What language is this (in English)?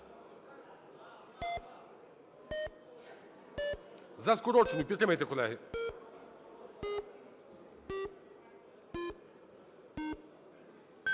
Ukrainian